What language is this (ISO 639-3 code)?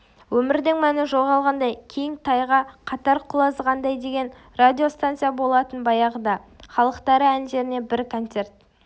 kaz